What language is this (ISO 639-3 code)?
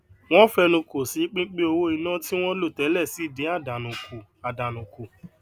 yor